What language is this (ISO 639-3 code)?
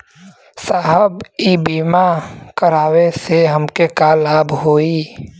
bho